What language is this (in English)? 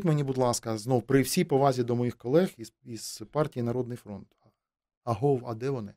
Ukrainian